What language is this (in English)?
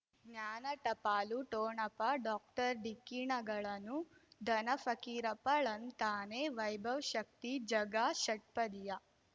Kannada